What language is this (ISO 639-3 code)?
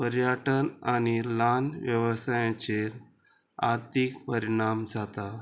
kok